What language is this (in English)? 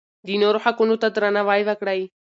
Pashto